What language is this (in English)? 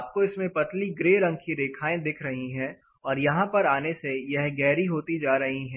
Hindi